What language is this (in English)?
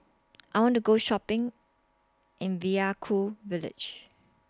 English